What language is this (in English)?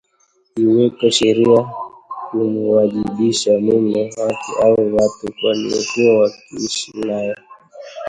Swahili